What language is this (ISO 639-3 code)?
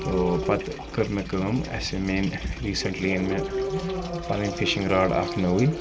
kas